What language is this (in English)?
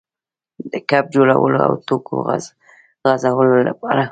Pashto